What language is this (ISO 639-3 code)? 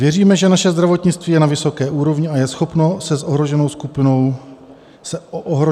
ces